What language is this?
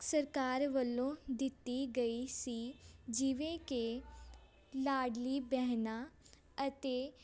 Punjabi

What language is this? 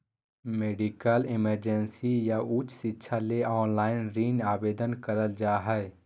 Magahi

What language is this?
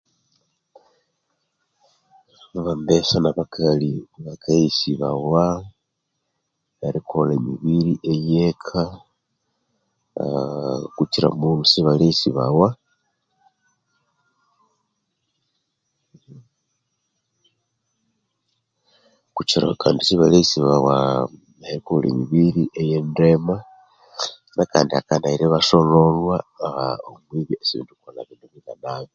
Konzo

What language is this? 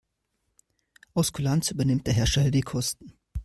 German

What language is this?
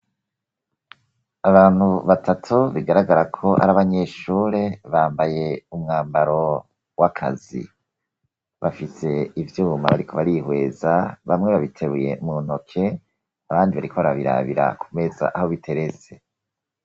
Rundi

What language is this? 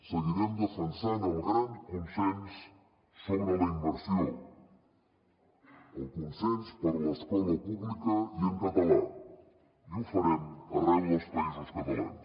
Catalan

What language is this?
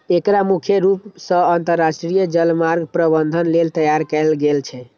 Maithili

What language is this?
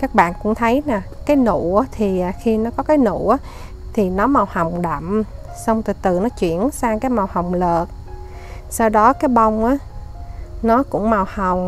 Vietnamese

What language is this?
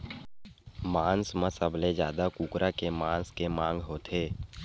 Chhattisgarhi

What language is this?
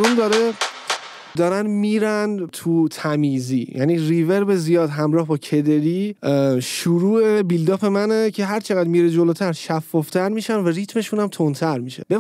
Persian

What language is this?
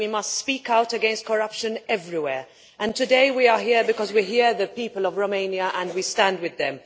English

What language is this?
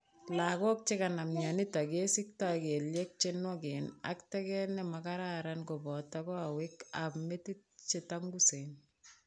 Kalenjin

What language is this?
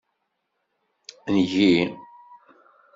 Kabyle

